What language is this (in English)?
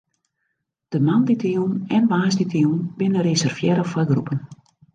Western Frisian